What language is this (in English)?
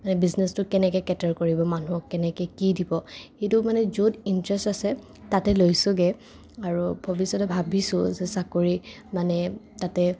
Assamese